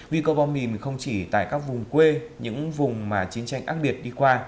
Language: Vietnamese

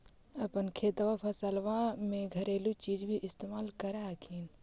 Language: Magahi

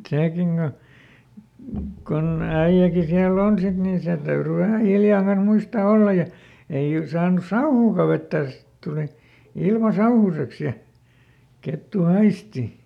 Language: Finnish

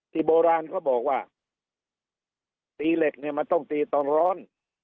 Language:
Thai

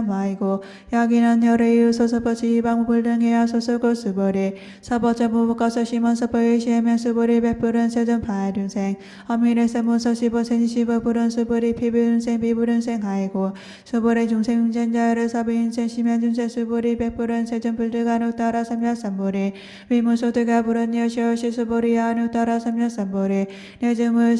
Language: Korean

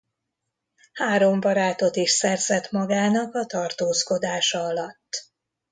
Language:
Hungarian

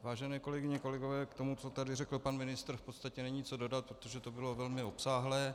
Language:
Czech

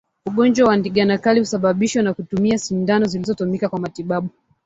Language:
Swahili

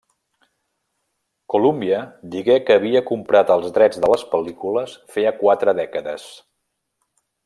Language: Catalan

